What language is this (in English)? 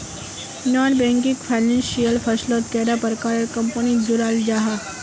Magahi